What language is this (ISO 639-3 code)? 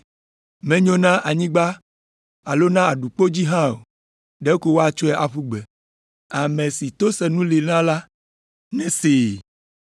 ewe